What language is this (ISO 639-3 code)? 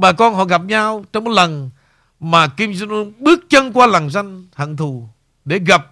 vie